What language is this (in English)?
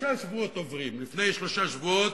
Hebrew